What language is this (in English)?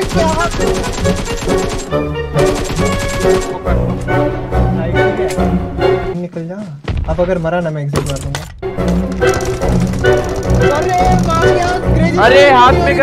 Korean